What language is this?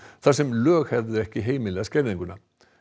Icelandic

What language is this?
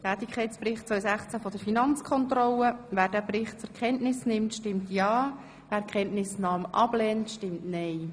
Swiss German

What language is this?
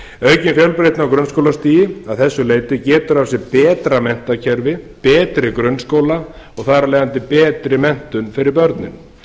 Icelandic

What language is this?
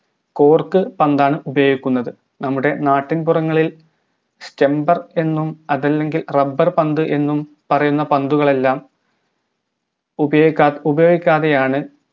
Malayalam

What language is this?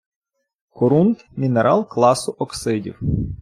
Ukrainian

